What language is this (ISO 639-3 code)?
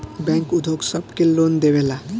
bho